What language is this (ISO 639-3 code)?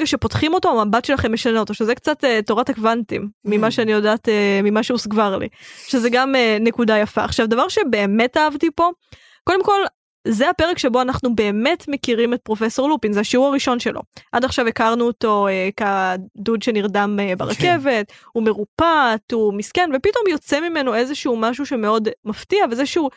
heb